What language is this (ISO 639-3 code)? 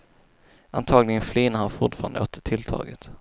swe